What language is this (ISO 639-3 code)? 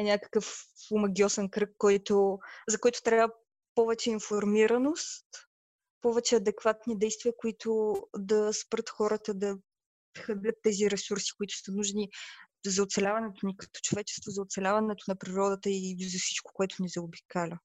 bul